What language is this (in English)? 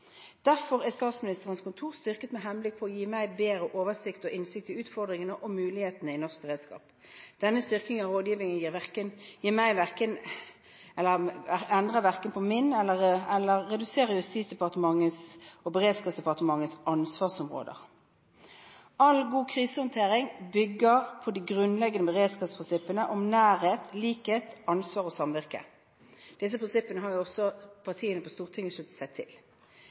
Norwegian Bokmål